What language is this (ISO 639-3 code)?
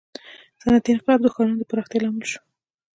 pus